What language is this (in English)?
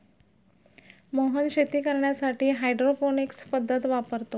Marathi